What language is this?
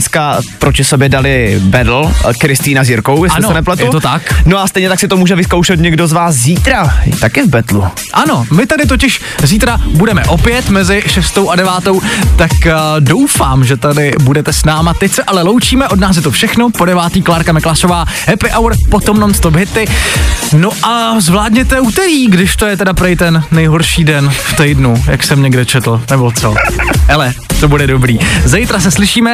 Czech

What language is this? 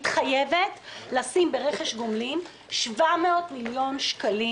Hebrew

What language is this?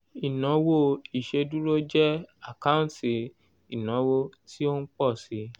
Yoruba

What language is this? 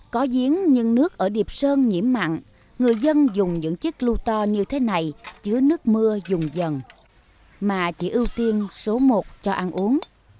Vietnamese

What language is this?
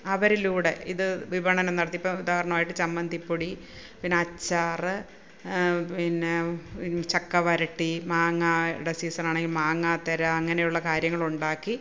Malayalam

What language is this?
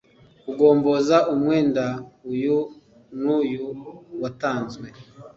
Kinyarwanda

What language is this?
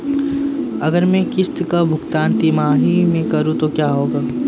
Hindi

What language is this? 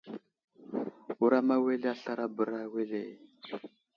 Wuzlam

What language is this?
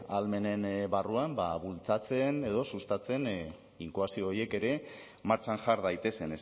Basque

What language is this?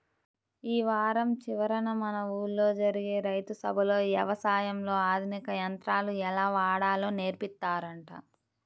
Telugu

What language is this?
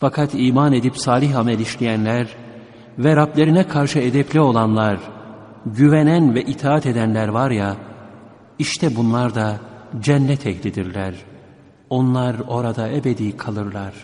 Turkish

